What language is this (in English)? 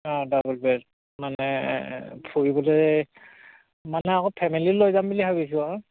Assamese